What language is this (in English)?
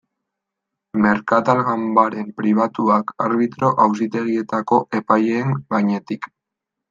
Basque